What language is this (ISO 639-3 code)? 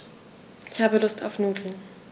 deu